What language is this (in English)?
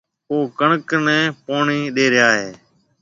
Marwari (Pakistan)